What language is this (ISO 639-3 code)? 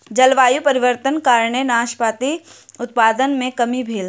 mai